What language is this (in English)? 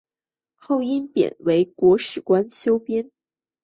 Chinese